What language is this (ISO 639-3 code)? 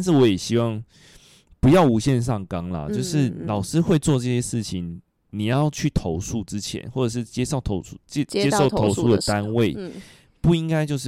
zho